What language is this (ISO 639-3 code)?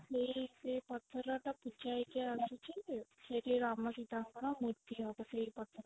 ori